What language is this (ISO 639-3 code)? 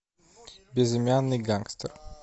rus